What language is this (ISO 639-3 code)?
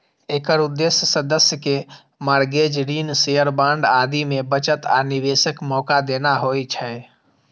mai